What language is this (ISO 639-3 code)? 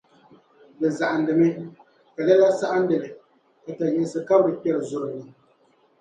dag